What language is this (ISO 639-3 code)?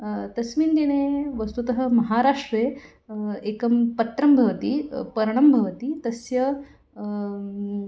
san